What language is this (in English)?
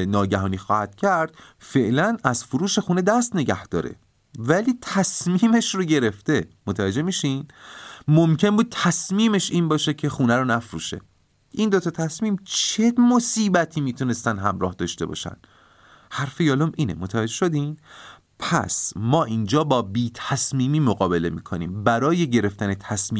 Persian